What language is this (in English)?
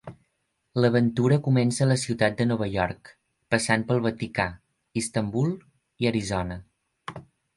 Catalan